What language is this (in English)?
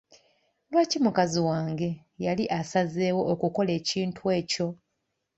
Ganda